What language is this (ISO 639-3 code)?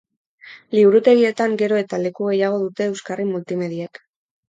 eus